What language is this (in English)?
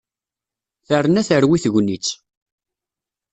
Kabyle